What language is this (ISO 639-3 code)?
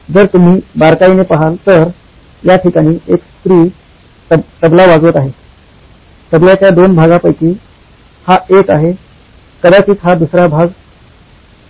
mar